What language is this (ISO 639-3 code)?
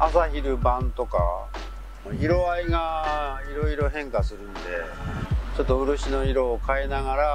jpn